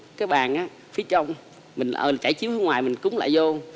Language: Vietnamese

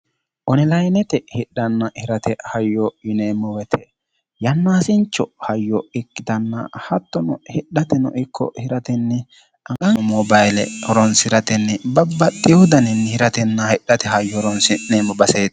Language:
Sidamo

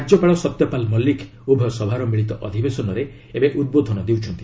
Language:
Odia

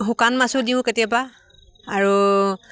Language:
Assamese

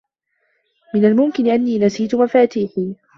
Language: Arabic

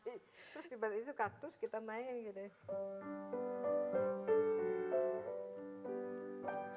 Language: Indonesian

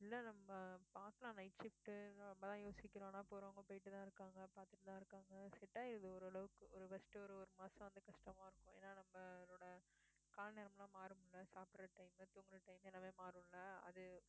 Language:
Tamil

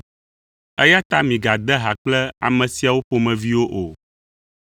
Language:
Ewe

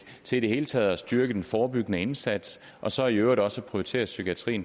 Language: Danish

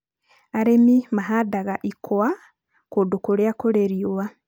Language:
Kikuyu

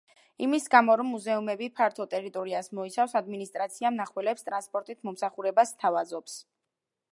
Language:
Georgian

